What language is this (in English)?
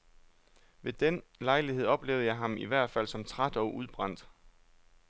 Danish